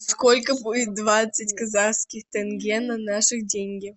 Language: Russian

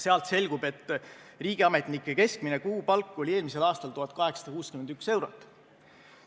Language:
Estonian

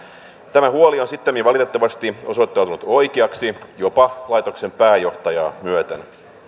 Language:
Finnish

